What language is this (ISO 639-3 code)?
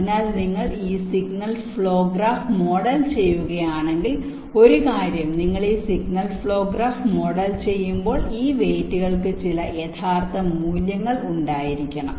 mal